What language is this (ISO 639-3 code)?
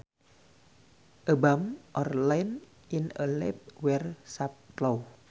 sun